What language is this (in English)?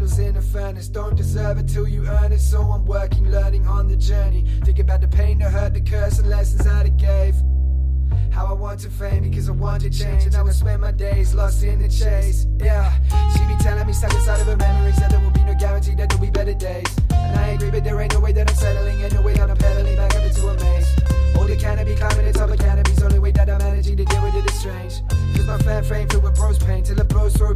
Ukrainian